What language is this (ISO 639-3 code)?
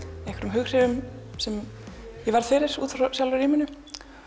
isl